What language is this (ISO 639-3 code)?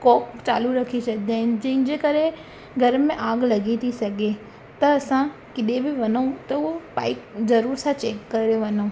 snd